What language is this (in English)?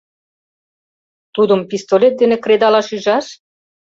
Mari